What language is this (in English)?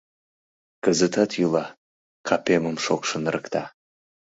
Mari